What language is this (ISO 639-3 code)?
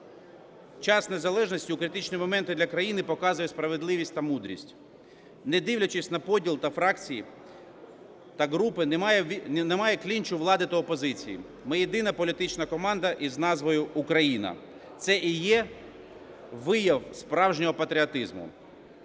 ukr